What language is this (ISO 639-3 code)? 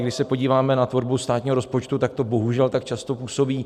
ces